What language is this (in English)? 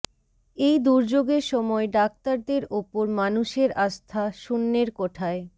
Bangla